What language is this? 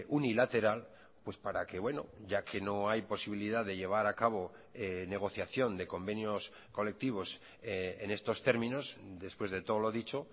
Spanish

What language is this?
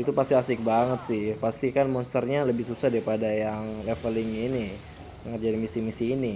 Indonesian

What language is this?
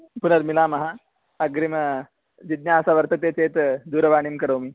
Sanskrit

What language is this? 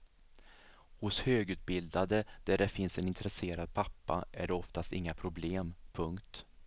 Swedish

